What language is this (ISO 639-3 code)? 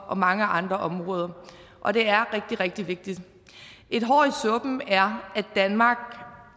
dan